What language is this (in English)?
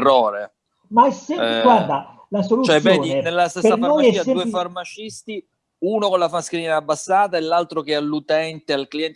Italian